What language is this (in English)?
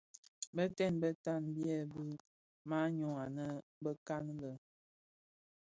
Bafia